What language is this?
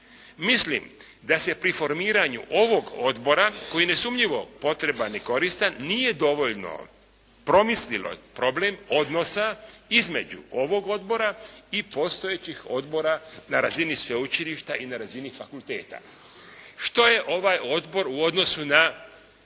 Croatian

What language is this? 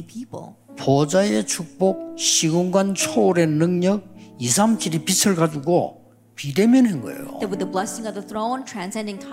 Korean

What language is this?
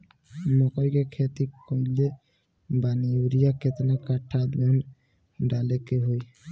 Bhojpuri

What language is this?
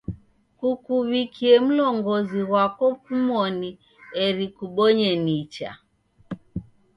Taita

